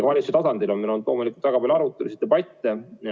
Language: Estonian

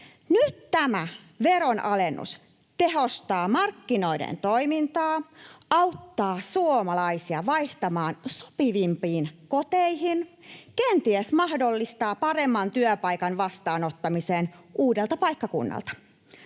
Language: Finnish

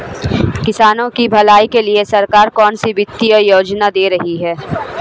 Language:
Hindi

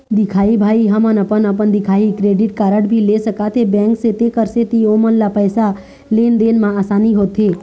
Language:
Chhattisgarhi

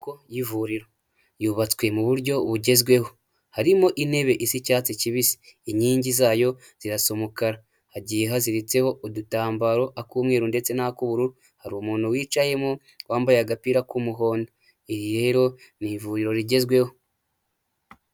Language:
Kinyarwanda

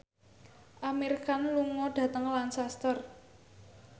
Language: Javanese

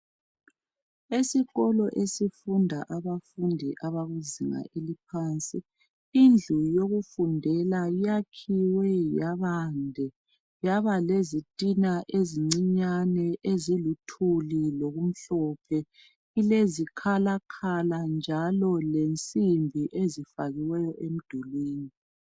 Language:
North Ndebele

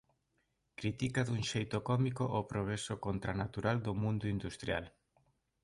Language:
Galician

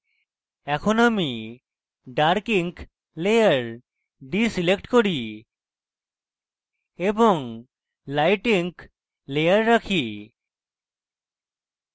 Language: Bangla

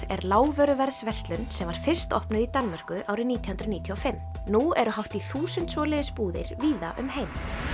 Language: Icelandic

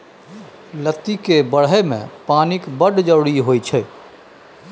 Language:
Maithili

